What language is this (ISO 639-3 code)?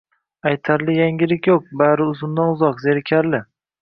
uzb